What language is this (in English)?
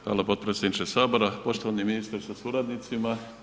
Croatian